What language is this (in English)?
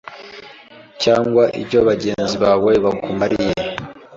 Kinyarwanda